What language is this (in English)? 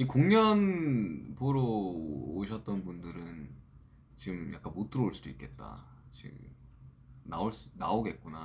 Korean